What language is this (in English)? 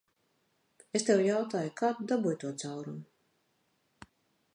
Latvian